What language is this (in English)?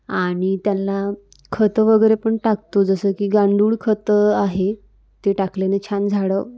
Marathi